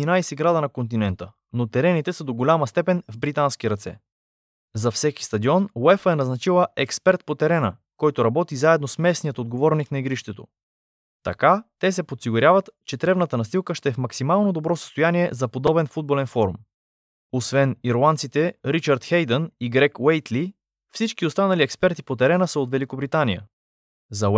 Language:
Bulgarian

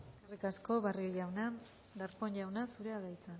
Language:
Basque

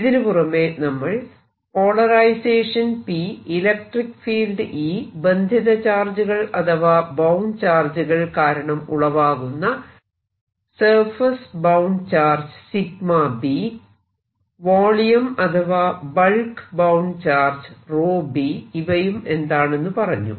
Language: Malayalam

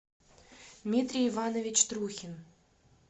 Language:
Russian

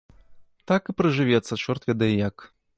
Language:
Belarusian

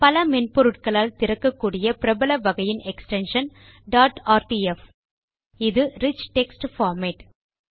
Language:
Tamil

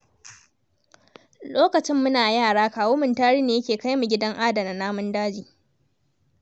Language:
Hausa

